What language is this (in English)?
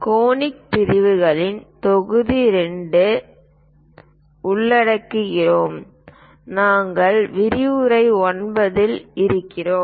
Tamil